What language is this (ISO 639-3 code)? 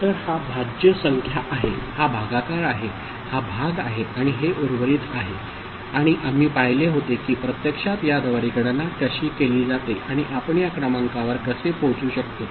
mar